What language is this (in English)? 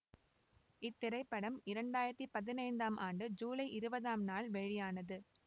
Tamil